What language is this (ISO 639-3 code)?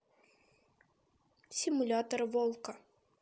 rus